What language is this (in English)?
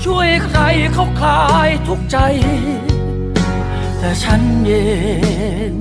Thai